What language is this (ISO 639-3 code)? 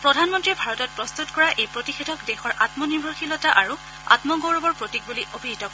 asm